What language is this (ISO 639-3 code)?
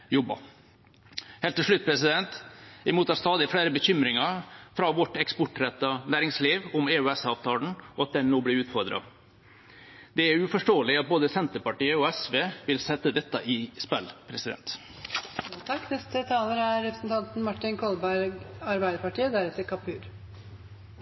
nob